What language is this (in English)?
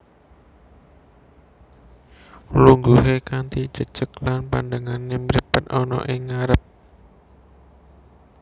Javanese